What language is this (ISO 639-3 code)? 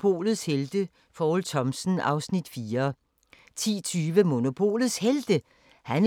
dan